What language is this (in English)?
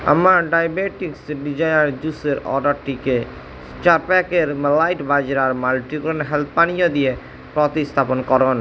Bangla